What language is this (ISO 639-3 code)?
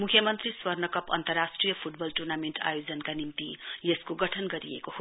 nep